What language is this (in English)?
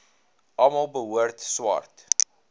Afrikaans